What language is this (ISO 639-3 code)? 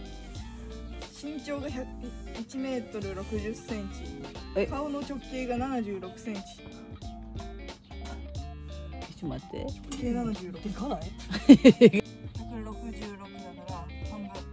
jpn